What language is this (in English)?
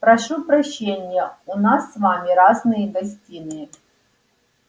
Russian